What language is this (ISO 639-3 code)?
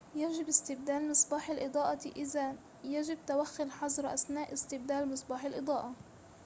ara